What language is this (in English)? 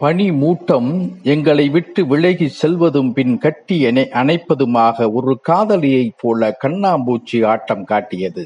Tamil